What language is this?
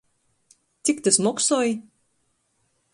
Latgalian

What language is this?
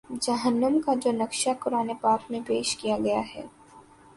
Urdu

